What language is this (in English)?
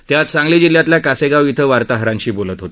Marathi